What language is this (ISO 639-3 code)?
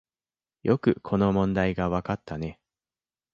jpn